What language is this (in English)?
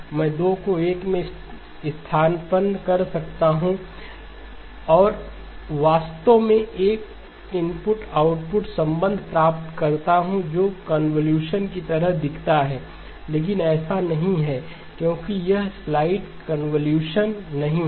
Hindi